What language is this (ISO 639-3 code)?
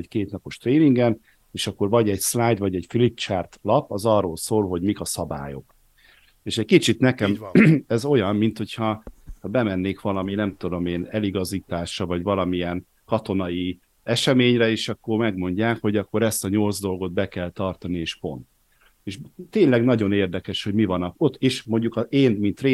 hun